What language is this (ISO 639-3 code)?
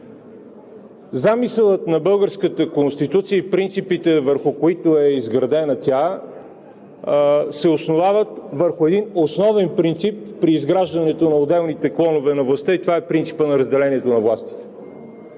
bul